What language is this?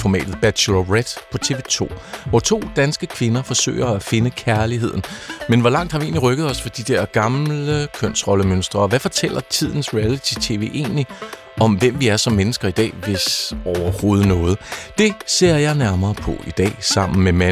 Danish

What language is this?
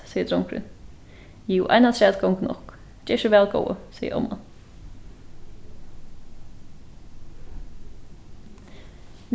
Faroese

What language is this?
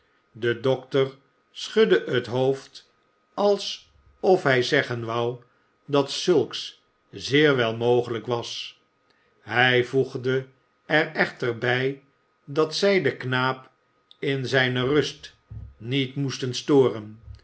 Dutch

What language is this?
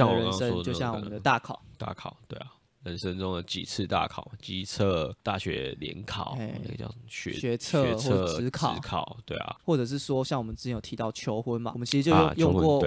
Chinese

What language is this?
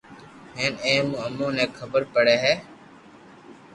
Loarki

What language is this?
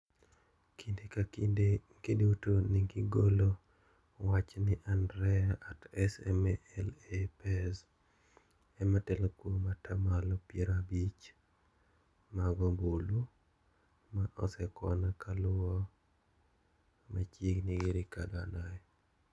Luo (Kenya and Tanzania)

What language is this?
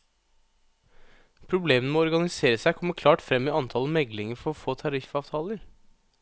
Norwegian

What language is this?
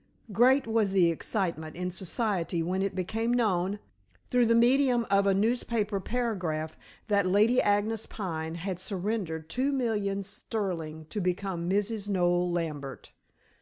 English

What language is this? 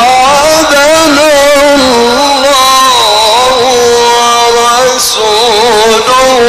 Arabic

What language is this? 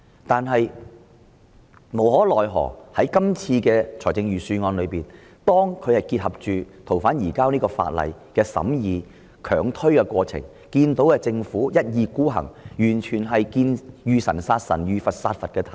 Cantonese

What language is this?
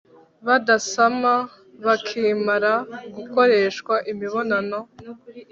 Kinyarwanda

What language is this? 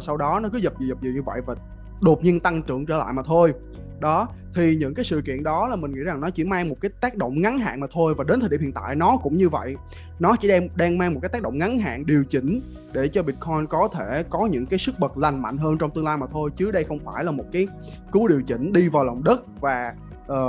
Vietnamese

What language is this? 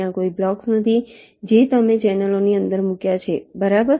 Gujarati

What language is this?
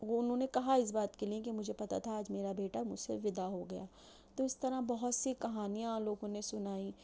Urdu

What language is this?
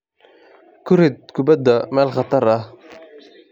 Somali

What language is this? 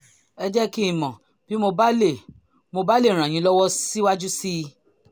Yoruba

